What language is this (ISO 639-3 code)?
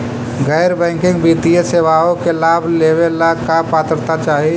mag